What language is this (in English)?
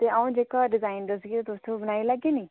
Dogri